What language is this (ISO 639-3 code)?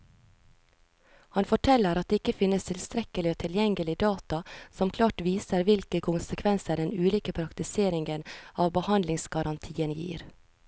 nor